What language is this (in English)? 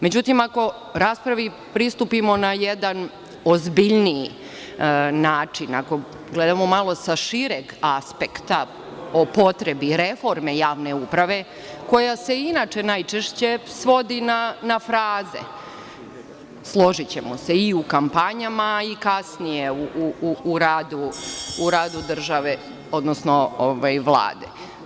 Serbian